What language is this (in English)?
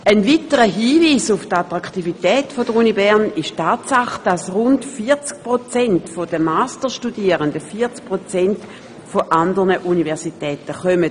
Swiss German